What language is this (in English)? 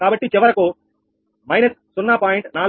Telugu